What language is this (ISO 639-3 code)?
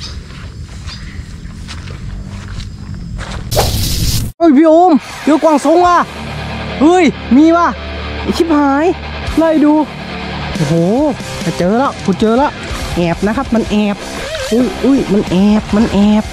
tha